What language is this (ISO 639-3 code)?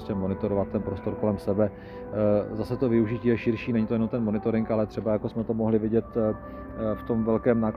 ces